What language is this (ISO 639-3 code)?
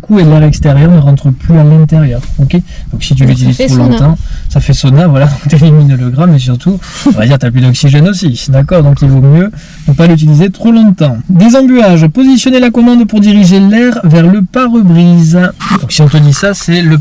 fra